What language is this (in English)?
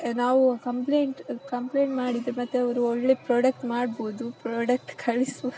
Kannada